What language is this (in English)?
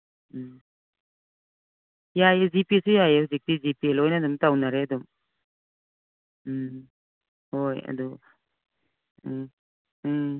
Manipuri